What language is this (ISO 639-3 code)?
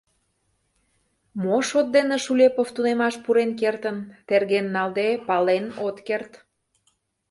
chm